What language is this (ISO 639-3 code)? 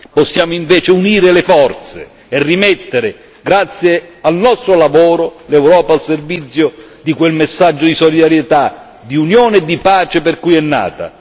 ita